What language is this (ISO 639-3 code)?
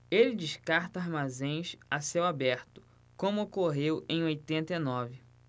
por